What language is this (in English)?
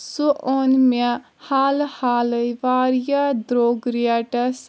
Kashmiri